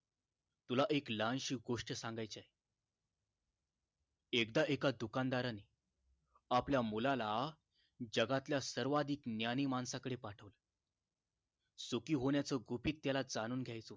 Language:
Marathi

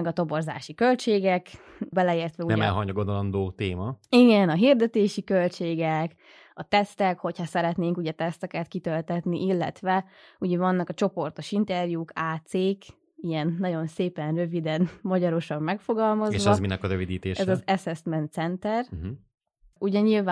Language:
Hungarian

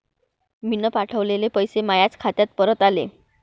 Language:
Marathi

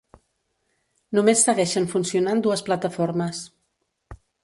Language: Catalan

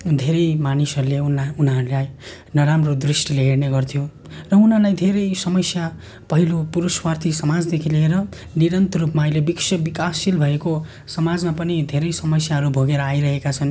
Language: Nepali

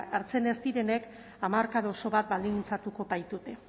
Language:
Basque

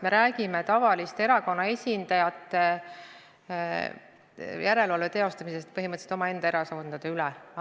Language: Estonian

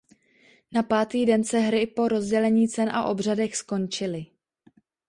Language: Czech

